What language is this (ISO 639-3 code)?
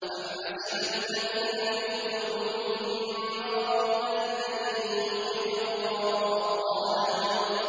ara